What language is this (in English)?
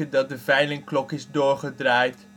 Dutch